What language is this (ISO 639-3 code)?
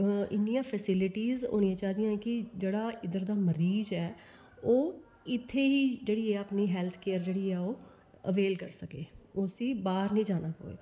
doi